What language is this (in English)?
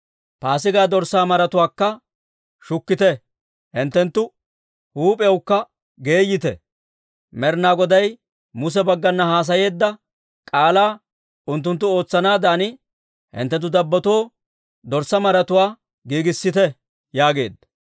Dawro